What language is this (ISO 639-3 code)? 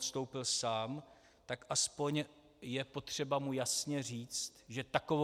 ces